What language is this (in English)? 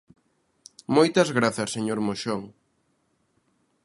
Galician